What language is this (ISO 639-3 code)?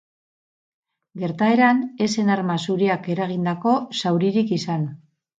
eus